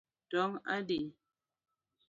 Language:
Luo (Kenya and Tanzania)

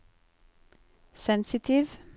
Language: Norwegian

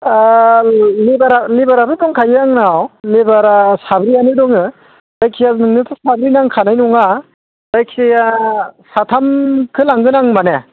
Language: Bodo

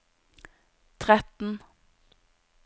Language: Norwegian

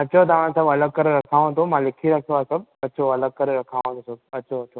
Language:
Sindhi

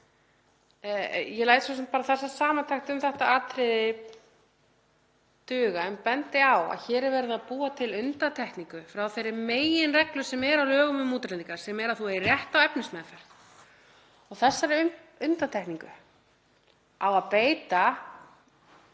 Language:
Icelandic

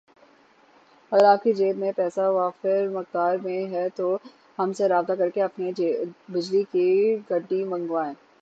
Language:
Urdu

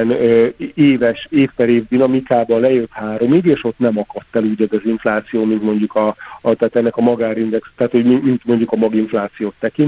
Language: Hungarian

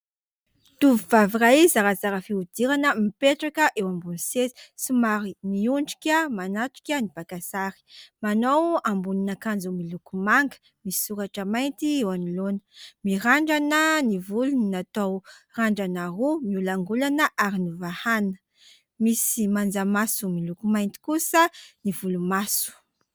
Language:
Malagasy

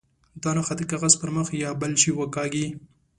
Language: Pashto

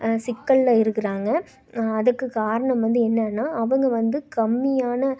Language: Tamil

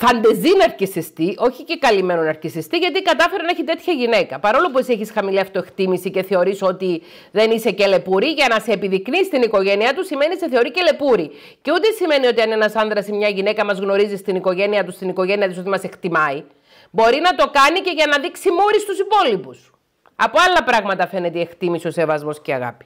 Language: Greek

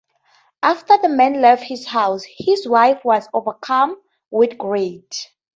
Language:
English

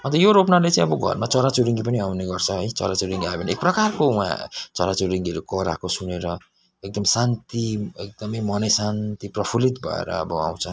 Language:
Nepali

